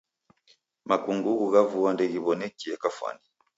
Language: Taita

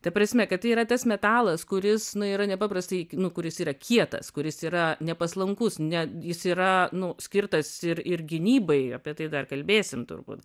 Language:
Lithuanian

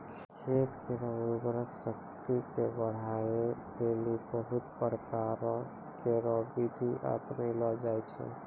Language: Maithili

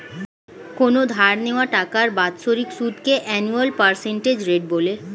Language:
Bangla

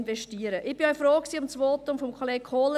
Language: Swiss German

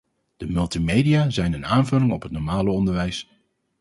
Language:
Dutch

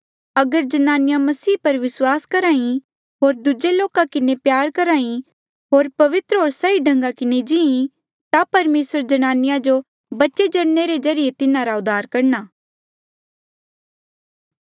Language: Mandeali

